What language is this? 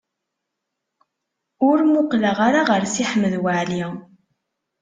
Kabyle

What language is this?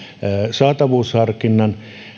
Finnish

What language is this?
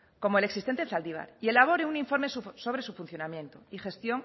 Spanish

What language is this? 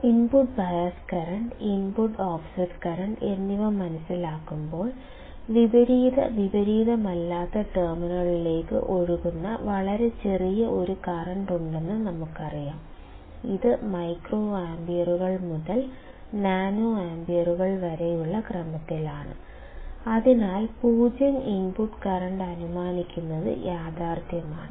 Malayalam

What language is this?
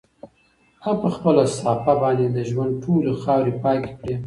Pashto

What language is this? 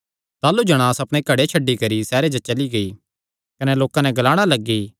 Kangri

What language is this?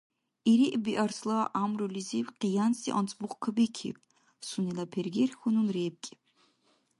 Dargwa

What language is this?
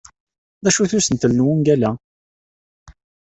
Kabyle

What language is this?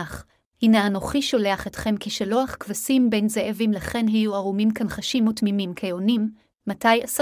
Hebrew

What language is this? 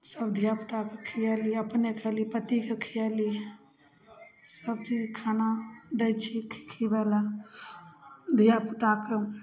Maithili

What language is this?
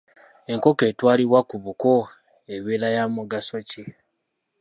Ganda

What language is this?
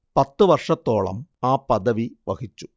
Malayalam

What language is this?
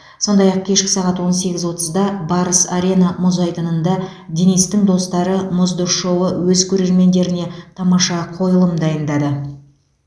Kazakh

